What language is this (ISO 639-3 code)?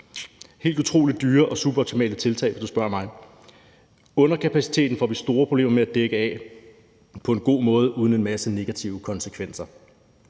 dan